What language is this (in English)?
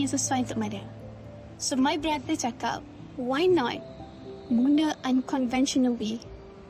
Malay